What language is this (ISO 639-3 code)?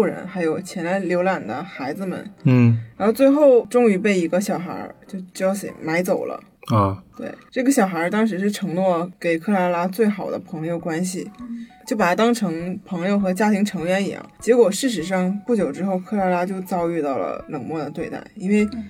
zho